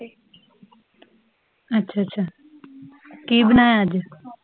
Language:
Punjabi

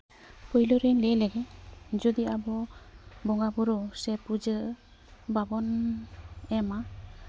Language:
Santali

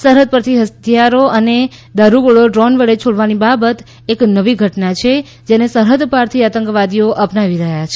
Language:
Gujarati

